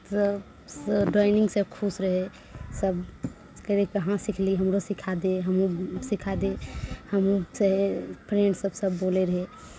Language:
Maithili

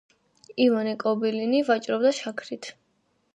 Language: Georgian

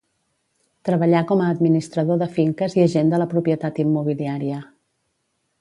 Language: Catalan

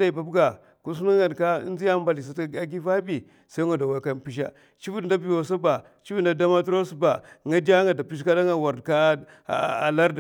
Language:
Mafa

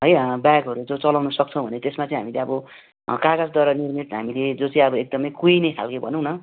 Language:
Nepali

